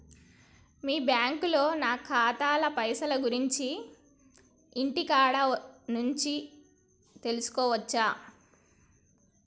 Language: Telugu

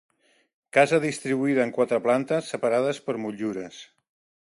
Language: Catalan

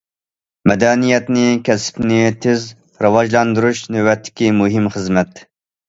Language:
Uyghur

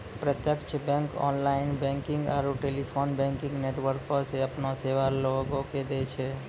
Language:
Maithili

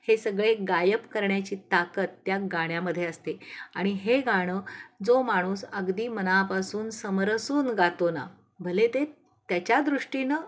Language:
Marathi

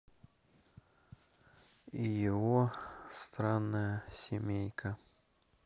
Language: Russian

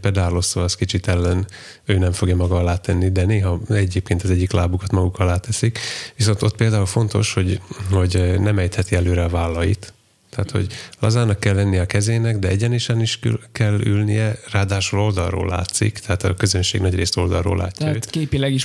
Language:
Hungarian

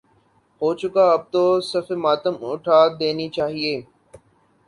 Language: Urdu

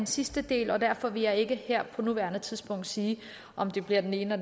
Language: Danish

